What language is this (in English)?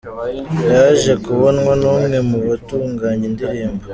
Kinyarwanda